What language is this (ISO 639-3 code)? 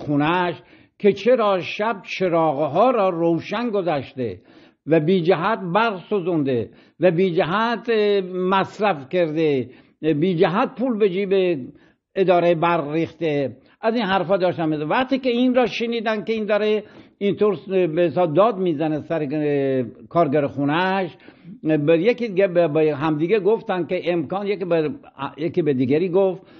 fas